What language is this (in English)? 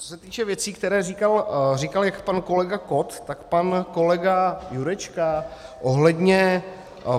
Czech